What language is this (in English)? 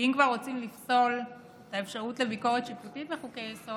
Hebrew